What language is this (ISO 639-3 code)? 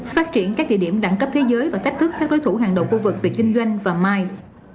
vie